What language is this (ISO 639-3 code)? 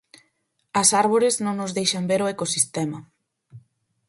glg